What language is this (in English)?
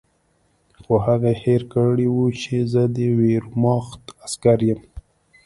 Pashto